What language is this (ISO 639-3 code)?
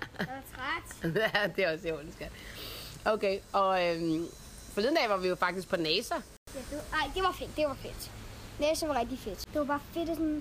dan